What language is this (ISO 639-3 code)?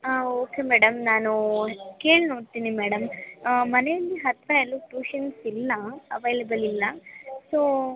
kan